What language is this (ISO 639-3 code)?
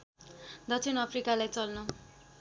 nep